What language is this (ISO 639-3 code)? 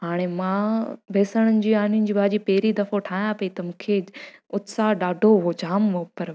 snd